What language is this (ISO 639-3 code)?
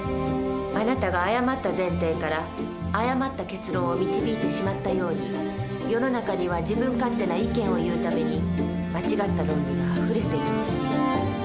jpn